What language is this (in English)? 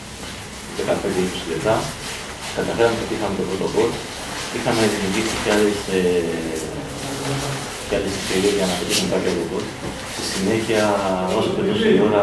Greek